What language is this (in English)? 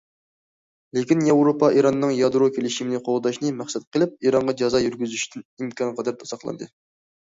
Uyghur